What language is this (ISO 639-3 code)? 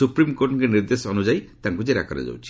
ori